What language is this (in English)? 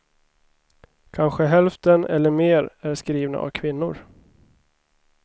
Swedish